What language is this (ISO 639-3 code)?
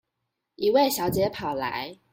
zho